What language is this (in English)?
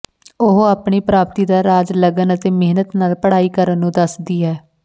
Punjabi